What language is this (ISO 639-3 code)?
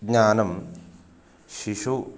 san